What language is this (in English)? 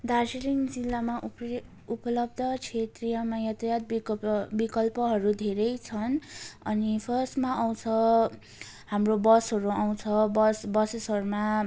Nepali